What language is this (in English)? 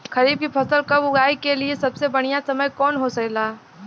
Bhojpuri